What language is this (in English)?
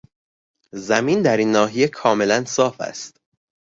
Persian